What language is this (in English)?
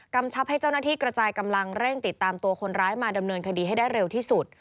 Thai